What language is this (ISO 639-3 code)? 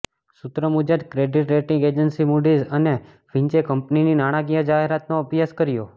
guj